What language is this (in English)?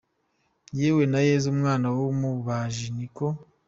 Kinyarwanda